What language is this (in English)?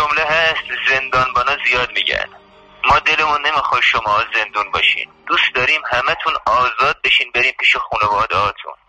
Persian